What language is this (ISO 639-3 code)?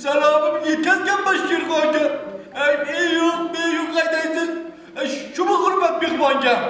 uzb